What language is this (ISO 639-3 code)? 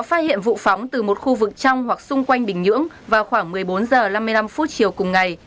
vie